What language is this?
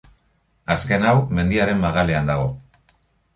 Basque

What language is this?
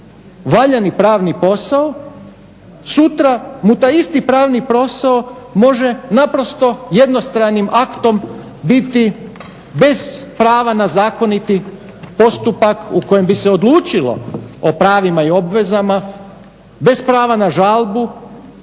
Croatian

